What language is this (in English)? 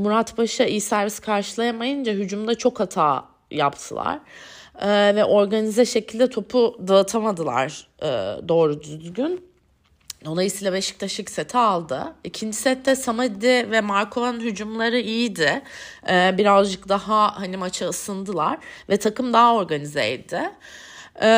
Turkish